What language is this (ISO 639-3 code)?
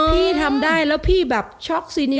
tha